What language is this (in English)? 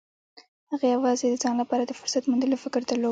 Pashto